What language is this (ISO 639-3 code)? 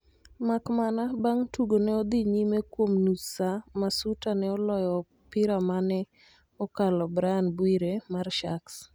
luo